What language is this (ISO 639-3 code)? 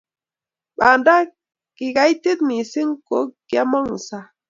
kln